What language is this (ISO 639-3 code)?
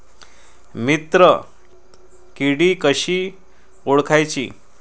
mar